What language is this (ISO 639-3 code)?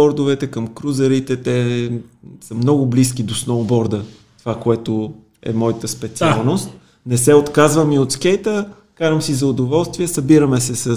bul